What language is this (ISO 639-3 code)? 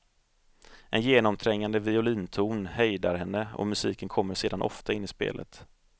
swe